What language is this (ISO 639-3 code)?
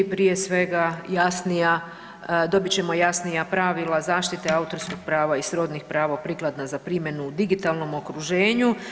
hrv